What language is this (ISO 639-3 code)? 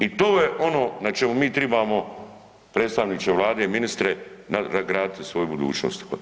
hrv